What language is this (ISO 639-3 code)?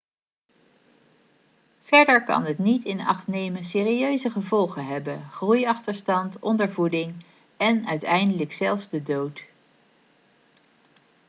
nld